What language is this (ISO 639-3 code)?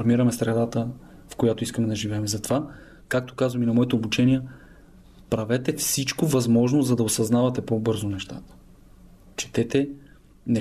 bul